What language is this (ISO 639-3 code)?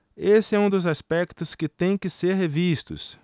por